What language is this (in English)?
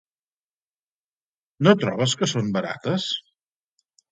Catalan